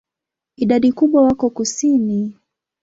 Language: Swahili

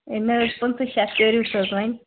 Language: Kashmiri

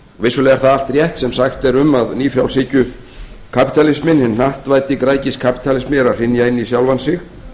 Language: Icelandic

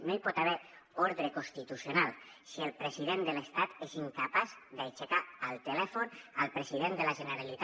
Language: Catalan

